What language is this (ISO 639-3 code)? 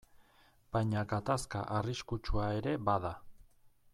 eus